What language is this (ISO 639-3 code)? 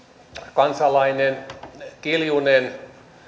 fin